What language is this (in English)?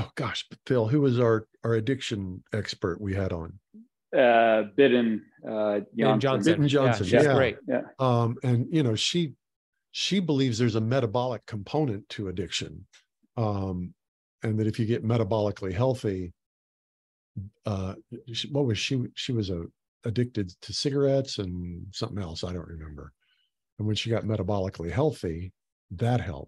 English